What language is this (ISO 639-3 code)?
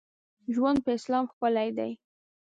pus